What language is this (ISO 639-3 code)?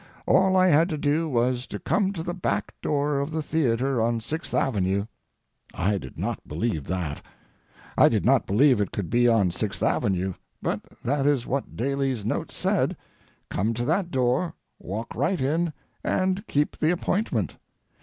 eng